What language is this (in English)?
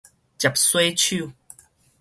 Min Nan Chinese